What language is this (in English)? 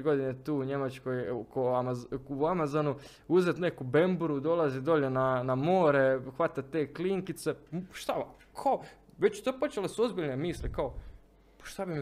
Croatian